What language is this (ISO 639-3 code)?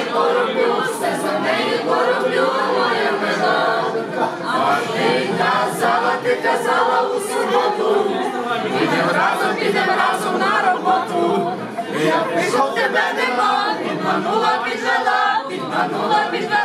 ukr